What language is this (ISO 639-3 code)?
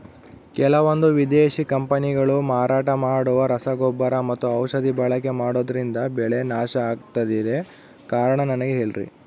kan